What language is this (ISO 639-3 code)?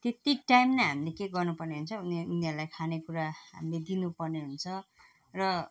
nep